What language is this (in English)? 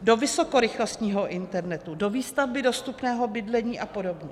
Czech